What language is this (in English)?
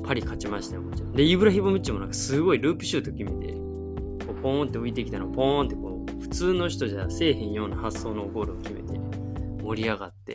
Japanese